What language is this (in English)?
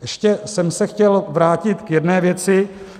Czech